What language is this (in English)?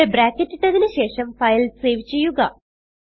Malayalam